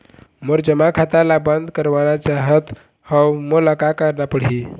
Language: Chhattisgarhi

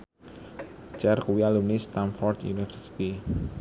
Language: Javanese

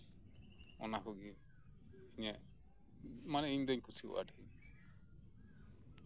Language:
Santali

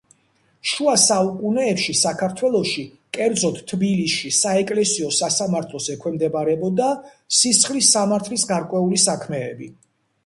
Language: Georgian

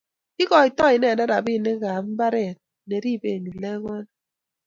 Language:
Kalenjin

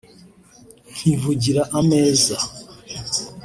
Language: Kinyarwanda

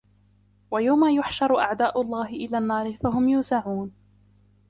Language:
Arabic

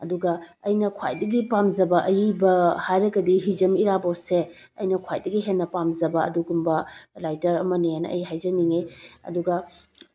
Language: Manipuri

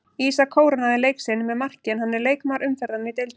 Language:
Icelandic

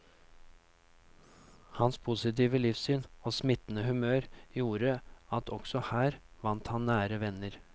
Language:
Norwegian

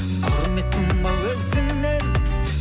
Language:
Kazakh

